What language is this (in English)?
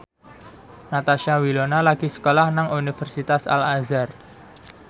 Javanese